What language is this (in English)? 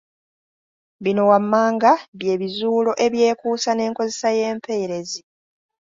Ganda